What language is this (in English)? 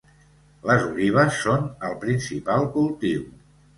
Catalan